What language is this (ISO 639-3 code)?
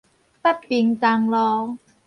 nan